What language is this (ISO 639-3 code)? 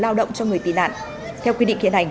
vie